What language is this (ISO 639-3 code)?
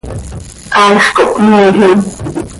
sei